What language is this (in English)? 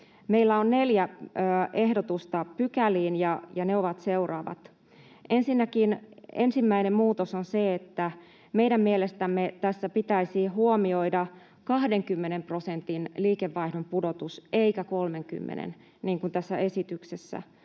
Finnish